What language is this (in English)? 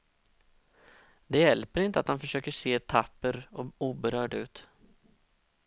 Swedish